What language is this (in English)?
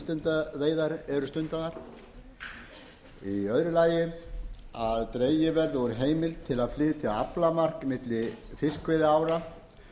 Icelandic